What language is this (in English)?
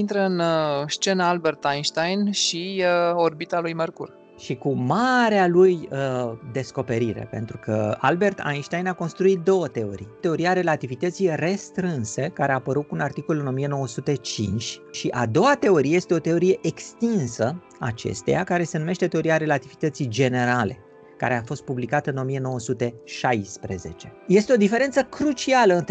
Romanian